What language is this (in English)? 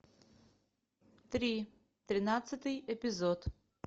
Russian